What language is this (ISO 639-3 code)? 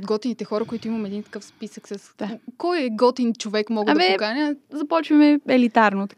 bul